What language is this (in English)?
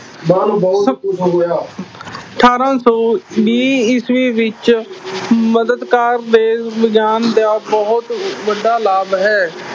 Punjabi